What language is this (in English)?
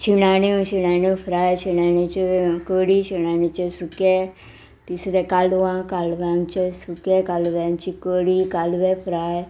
Konkani